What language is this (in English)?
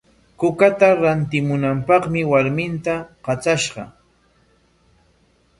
Corongo Ancash Quechua